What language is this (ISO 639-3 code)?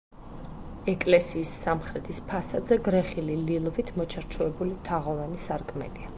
kat